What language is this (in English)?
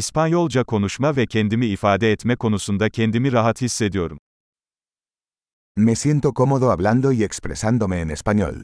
Turkish